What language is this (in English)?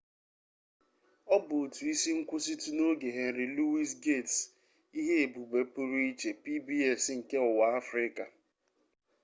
Igbo